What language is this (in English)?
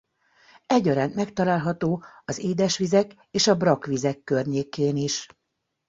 Hungarian